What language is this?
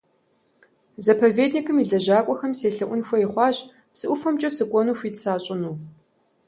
Kabardian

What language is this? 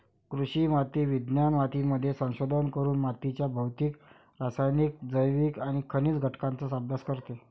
Marathi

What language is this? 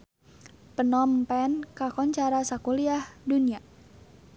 Sundanese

